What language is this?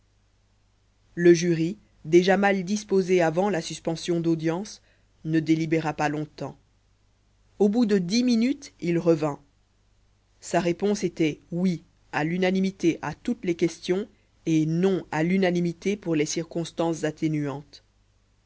French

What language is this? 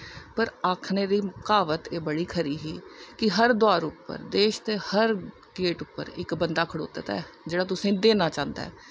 Dogri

